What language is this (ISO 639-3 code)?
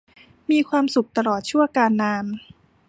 tha